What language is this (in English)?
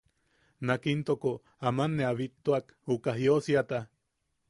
Yaqui